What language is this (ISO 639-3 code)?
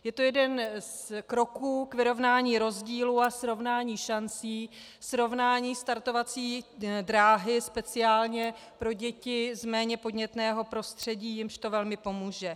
ces